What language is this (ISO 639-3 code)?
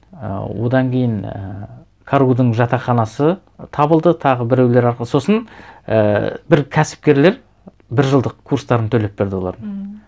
kaz